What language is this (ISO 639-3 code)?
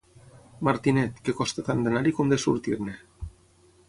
cat